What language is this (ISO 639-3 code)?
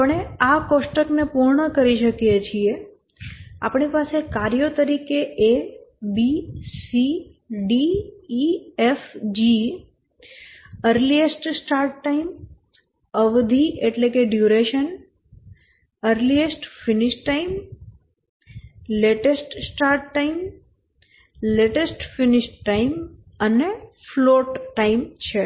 guj